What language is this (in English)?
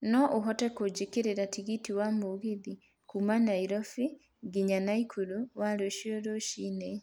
Kikuyu